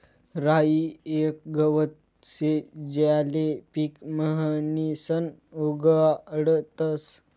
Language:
Marathi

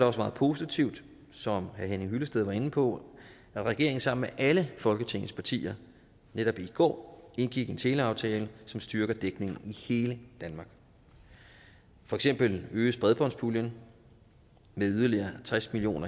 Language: Danish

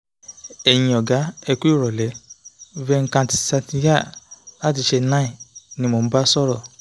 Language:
Yoruba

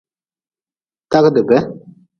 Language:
Nawdm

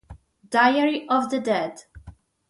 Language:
Italian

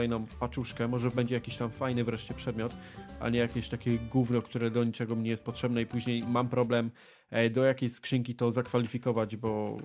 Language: Polish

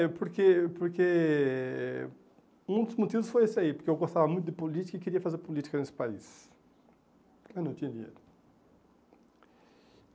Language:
Portuguese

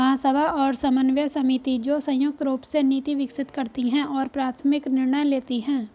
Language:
Hindi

